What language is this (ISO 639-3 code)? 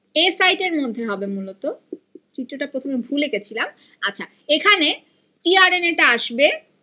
ben